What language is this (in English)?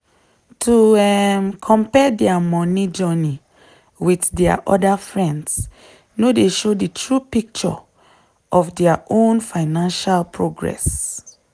Nigerian Pidgin